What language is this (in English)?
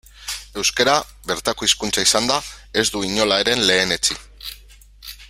Basque